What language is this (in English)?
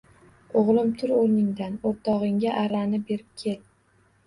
Uzbek